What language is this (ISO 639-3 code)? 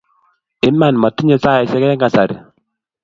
kln